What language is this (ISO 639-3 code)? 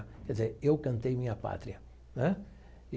por